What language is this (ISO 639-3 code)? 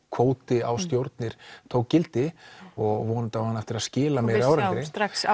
isl